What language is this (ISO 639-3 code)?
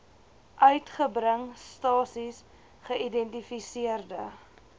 afr